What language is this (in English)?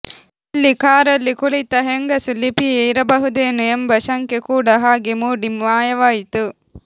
Kannada